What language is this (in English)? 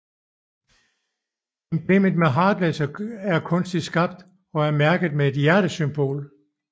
Danish